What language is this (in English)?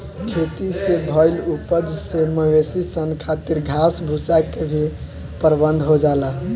Bhojpuri